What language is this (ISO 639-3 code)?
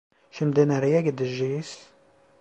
tur